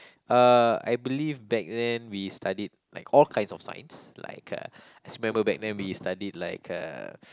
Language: English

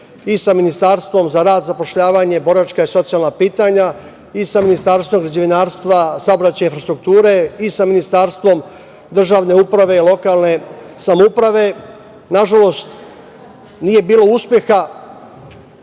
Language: Serbian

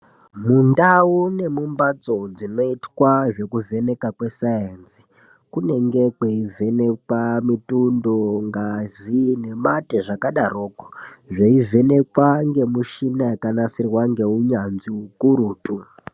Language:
Ndau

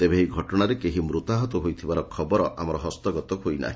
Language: Odia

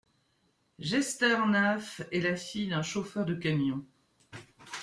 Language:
French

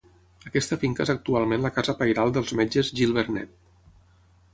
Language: Catalan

